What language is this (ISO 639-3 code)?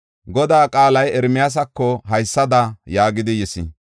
gof